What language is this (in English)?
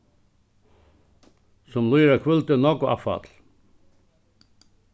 Faroese